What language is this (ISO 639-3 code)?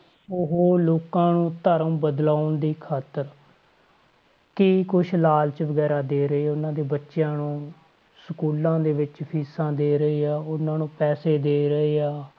pan